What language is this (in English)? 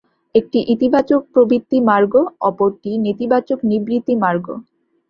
Bangla